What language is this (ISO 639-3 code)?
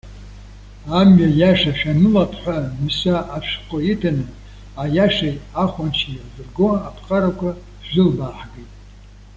abk